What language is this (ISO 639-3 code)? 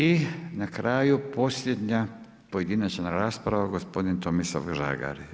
hrv